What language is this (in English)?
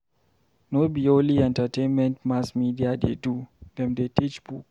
Nigerian Pidgin